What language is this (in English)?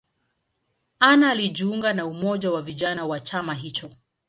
Swahili